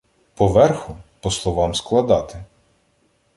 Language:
Ukrainian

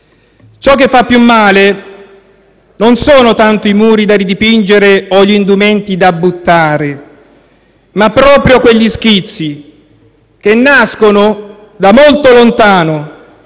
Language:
Italian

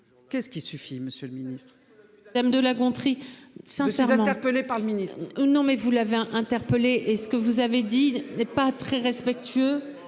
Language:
French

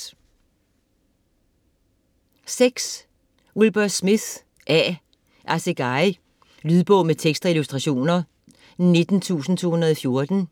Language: Danish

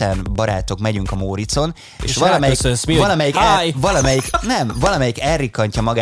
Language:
Hungarian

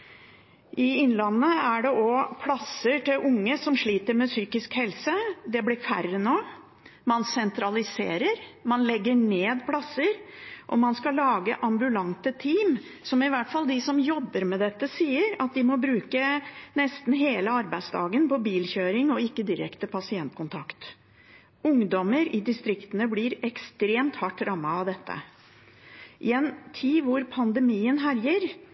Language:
Norwegian Bokmål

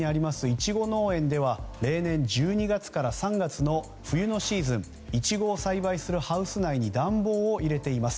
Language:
Japanese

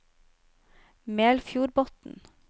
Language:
Norwegian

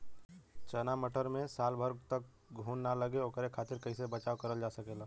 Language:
Bhojpuri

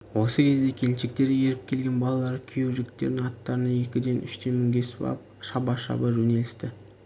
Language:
Kazakh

